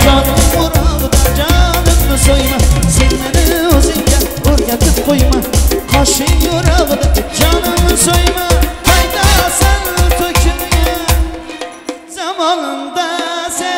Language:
Dutch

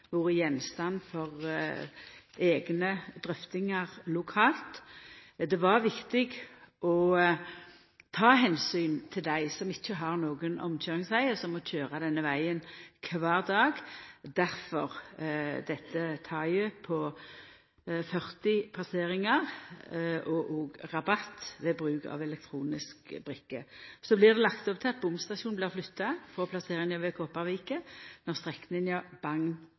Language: Norwegian Nynorsk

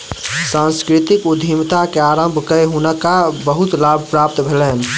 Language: Maithili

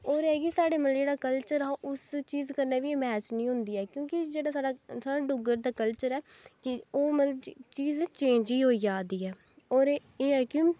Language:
Dogri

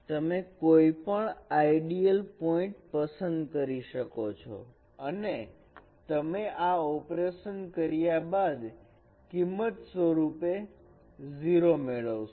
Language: Gujarati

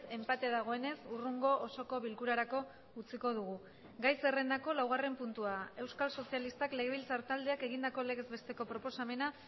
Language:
Basque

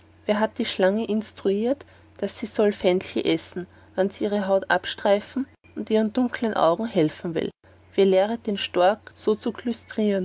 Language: German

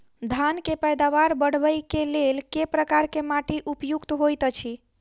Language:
Maithili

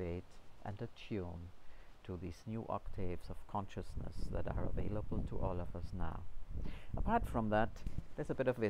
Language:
English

